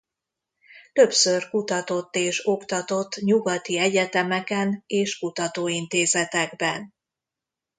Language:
Hungarian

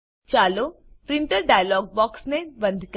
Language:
Gujarati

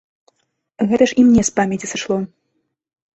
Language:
Belarusian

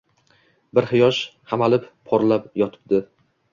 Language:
Uzbek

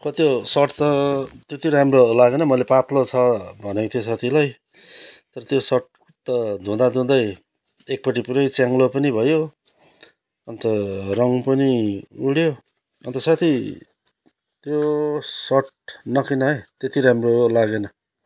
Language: Nepali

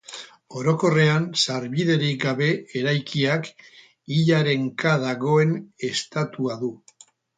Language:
Basque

